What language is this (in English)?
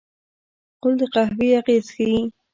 Pashto